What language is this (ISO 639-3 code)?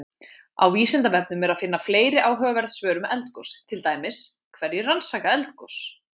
isl